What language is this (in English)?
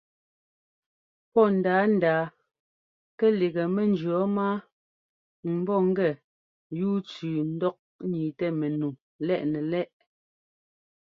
Ngomba